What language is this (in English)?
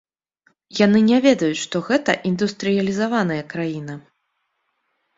Belarusian